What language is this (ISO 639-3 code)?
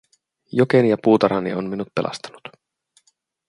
fin